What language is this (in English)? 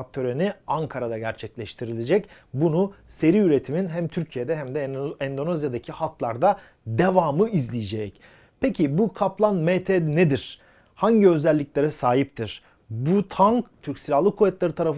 Turkish